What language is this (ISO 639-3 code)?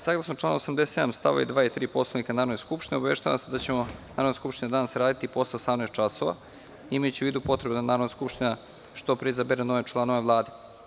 srp